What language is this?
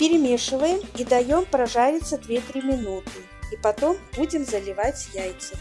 Russian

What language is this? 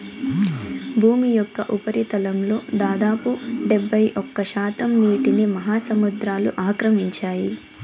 Telugu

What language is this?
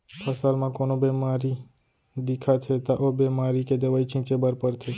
Chhattisgarhi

